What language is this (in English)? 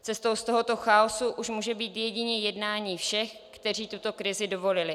Czech